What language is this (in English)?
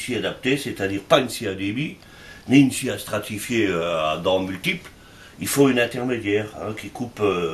French